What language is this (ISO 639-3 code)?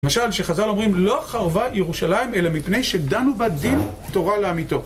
heb